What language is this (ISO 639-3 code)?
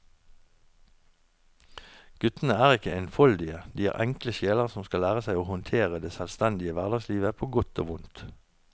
nor